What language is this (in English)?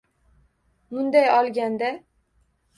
Uzbek